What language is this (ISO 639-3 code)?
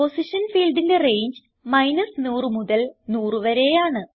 mal